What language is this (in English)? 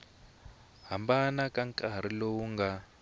Tsonga